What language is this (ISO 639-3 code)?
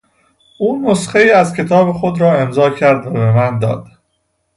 fas